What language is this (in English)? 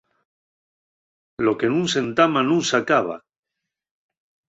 Asturian